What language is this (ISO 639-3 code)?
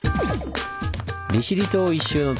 jpn